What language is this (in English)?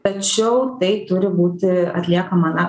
Lithuanian